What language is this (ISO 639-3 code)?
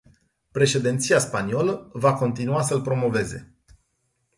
ron